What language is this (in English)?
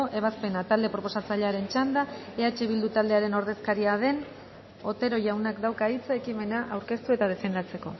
Basque